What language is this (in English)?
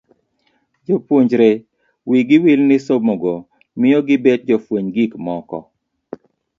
Luo (Kenya and Tanzania)